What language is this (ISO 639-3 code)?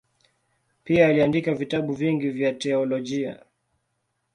swa